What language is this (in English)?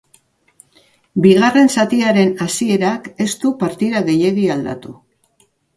Basque